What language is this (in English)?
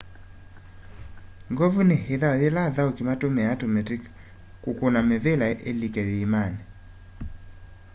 Kamba